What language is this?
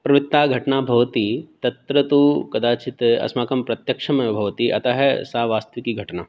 Sanskrit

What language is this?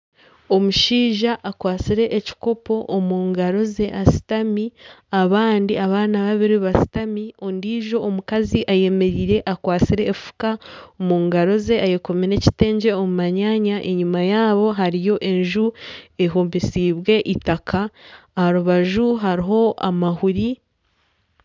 Nyankole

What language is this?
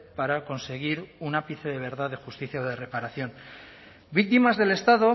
Spanish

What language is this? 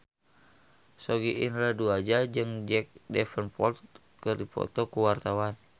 Sundanese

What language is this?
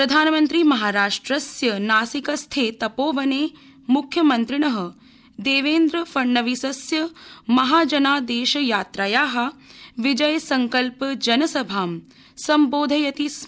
Sanskrit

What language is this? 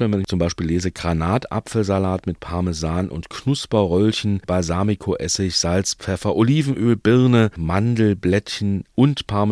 German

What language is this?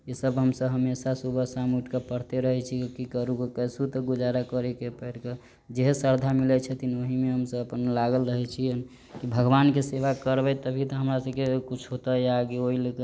Maithili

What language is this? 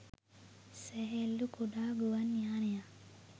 Sinhala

